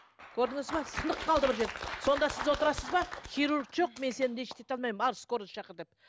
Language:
Kazakh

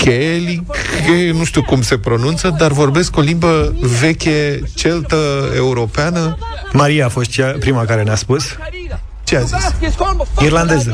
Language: Romanian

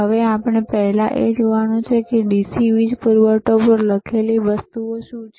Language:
Gujarati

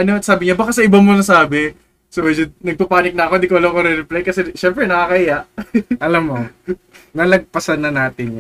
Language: Filipino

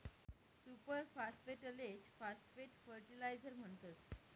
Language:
Marathi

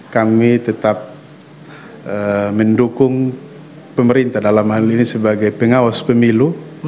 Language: Indonesian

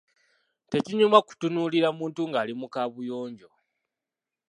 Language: Ganda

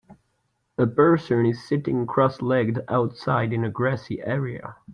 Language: English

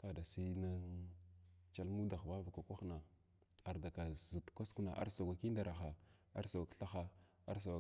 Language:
Glavda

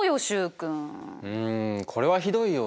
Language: Japanese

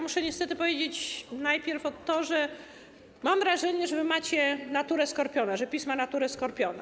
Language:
Polish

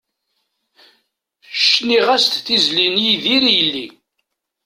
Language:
Kabyle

